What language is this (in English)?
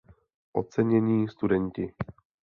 Czech